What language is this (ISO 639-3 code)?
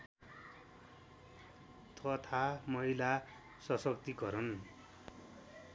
nep